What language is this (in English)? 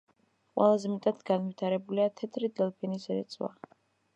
Georgian